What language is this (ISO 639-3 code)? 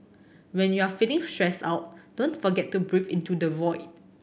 eng